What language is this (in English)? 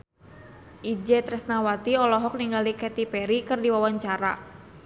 Sundanese